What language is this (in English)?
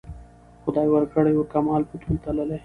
Pashto